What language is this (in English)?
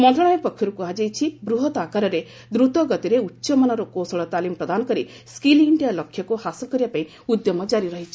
Odia